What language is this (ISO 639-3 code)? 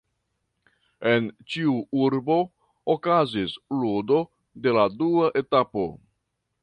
epo